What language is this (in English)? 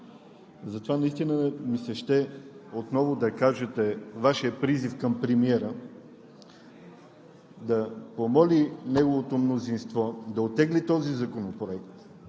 Bulgarian